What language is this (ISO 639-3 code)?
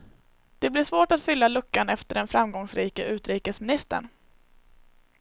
swe